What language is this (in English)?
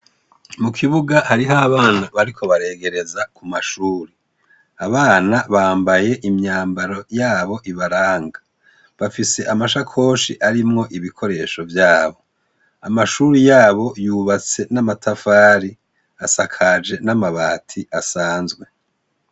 Rundi